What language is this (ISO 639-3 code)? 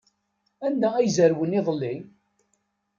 kab